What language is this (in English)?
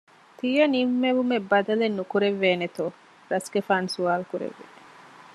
Divehi